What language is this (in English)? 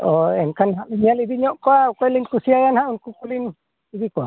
Santali